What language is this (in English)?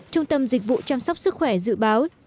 Vietnamese